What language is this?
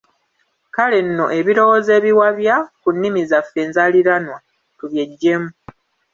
Ganda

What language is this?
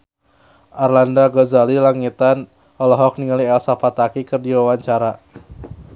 Sundanese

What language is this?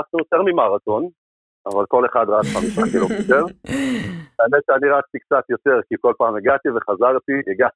Hebrew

